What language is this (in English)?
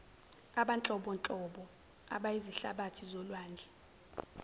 Zulu